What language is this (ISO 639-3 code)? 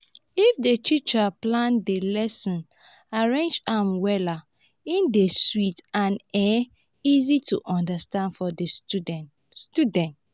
pcm